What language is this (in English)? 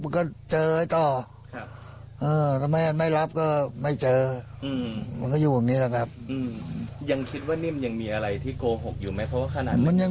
Thai